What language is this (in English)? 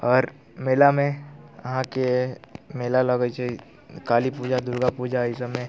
Maithili